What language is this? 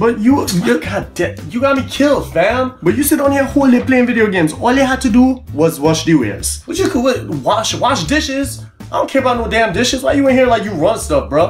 English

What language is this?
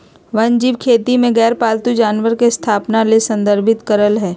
Magahi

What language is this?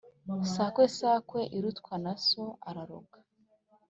Kinyarwanda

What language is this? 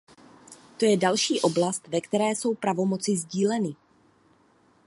Czech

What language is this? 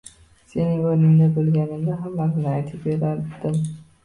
Uzbek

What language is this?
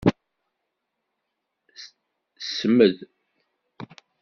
Kabyle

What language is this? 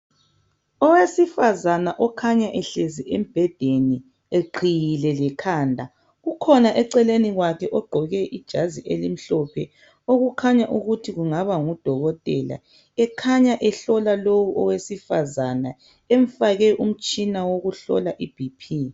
North Ndebele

